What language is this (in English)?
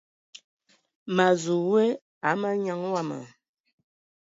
Ewondo